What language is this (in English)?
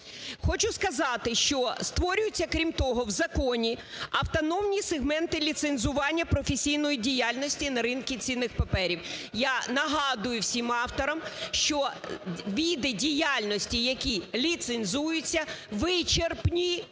Ukrainian